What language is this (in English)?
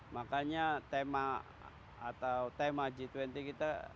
Indonesian